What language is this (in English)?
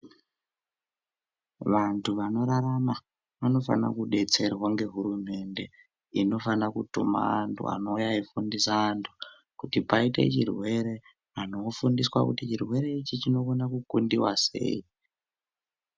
Ndau